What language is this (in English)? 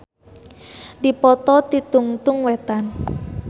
Sundanese